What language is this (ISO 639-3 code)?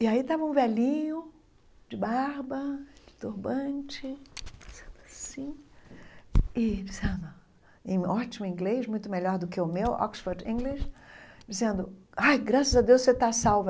por